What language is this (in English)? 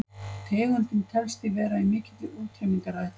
Icelandic